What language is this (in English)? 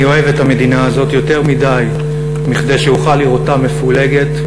Hebrew